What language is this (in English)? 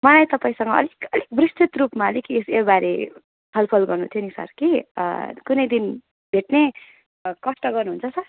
Nepali